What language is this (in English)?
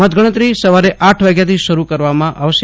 Gujarati